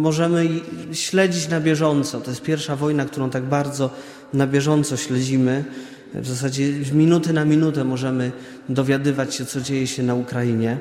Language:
Polish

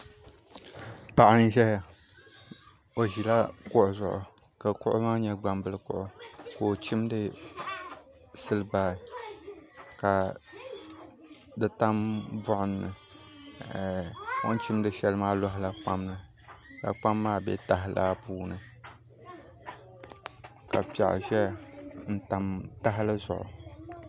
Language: Dagbani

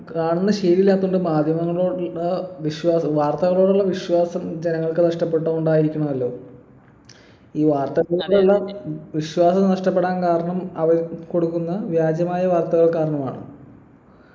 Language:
Malayalam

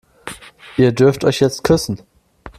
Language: German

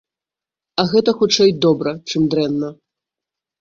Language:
Belarusian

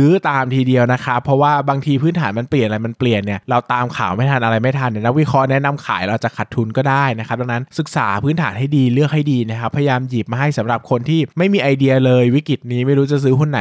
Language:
Thai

